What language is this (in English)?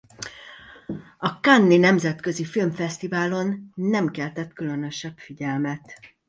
Hungarian